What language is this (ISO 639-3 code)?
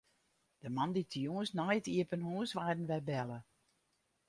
fry